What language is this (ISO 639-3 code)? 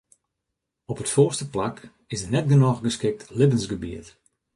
fry